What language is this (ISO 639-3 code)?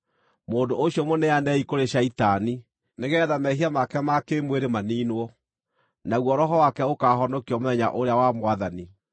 kik